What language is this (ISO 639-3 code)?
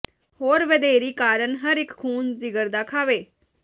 pan